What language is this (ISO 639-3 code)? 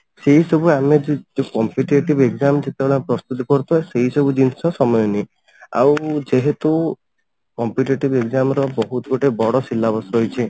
ori